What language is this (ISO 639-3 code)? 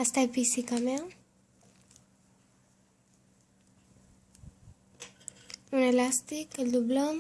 ron